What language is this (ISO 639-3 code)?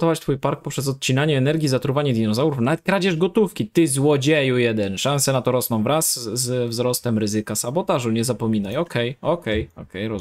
pol